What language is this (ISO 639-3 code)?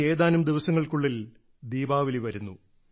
mal